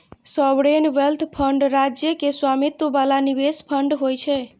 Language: Maithili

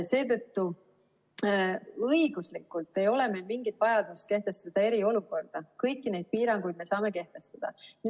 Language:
Estonian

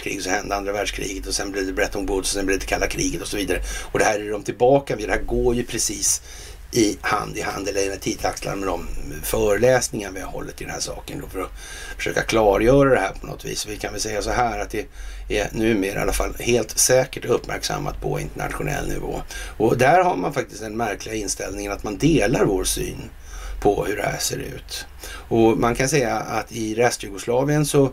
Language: Swedish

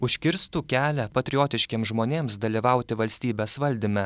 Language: Lithuanian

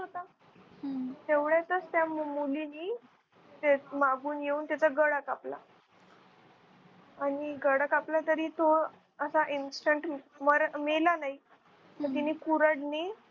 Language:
Marathi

